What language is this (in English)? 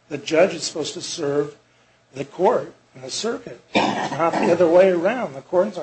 English